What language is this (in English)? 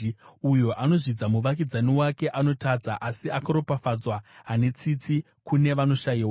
Shona